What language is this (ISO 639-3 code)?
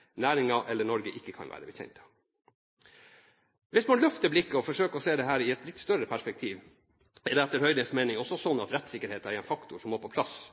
nob